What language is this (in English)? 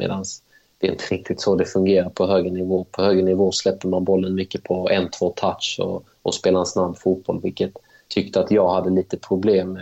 Swedish